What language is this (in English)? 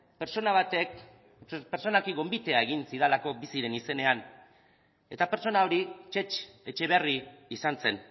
Basque